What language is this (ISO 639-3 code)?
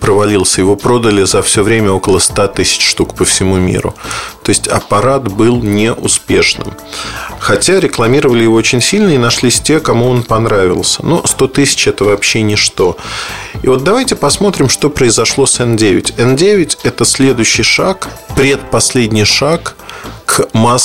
rus